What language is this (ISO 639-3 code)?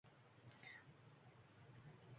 uzb